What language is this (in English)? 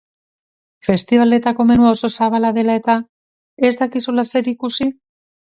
Basque